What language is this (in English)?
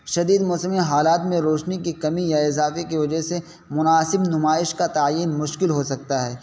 Urdu